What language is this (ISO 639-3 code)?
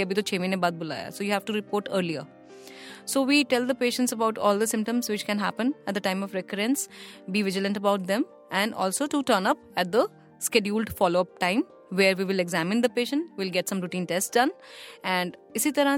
hin